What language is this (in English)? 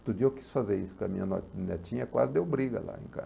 Portuguese